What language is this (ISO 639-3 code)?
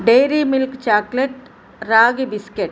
tel